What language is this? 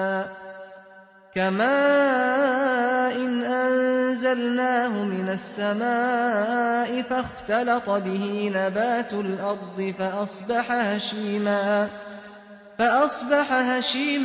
Arabic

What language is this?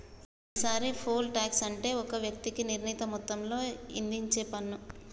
Telugu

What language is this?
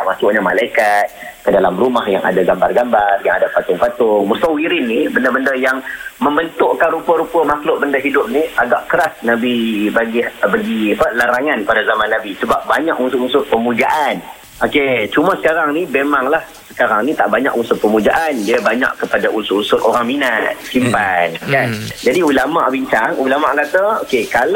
Malay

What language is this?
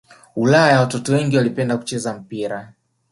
Swahili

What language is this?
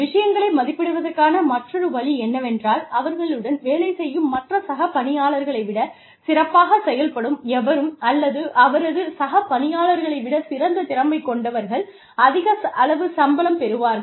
Tamil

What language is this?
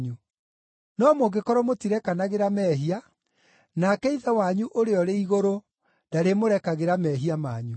Kikuyu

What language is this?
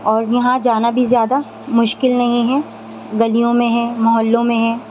Urdu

